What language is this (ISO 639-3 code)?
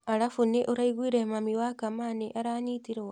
kik